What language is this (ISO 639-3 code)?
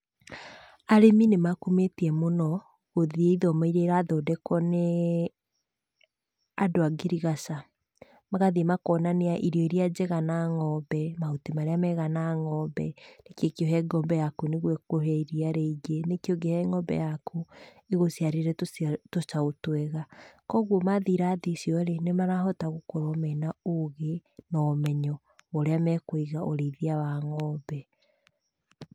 kik